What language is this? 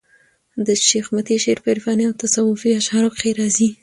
Pashto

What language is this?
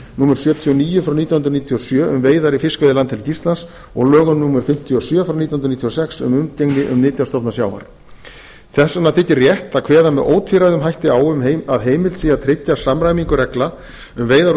Icelandic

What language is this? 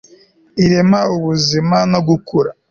Kinyarwanda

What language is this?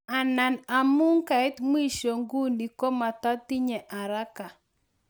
Kalenjin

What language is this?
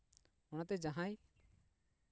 Santali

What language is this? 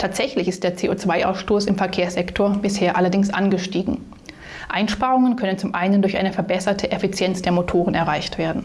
German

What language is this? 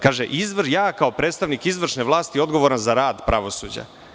Serbian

